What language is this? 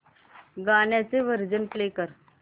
Marathi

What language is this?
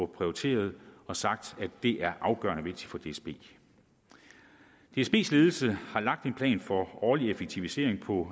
Danish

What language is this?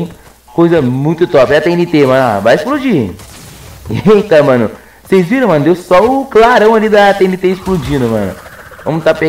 Portuguese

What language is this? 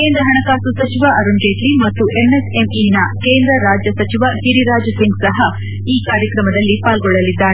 Kannada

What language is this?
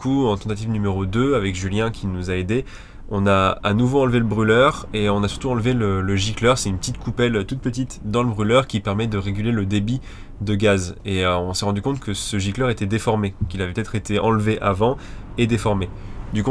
French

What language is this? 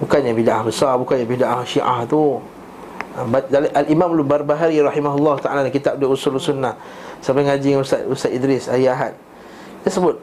Malay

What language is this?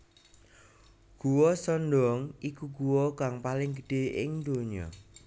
Javanese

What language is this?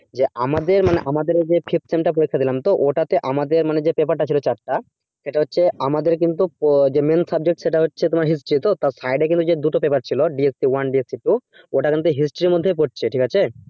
Bangla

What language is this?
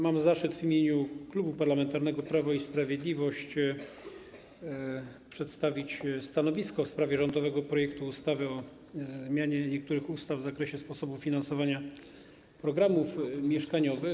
Polish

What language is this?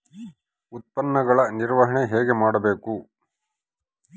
Kannada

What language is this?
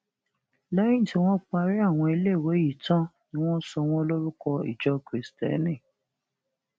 Yoruba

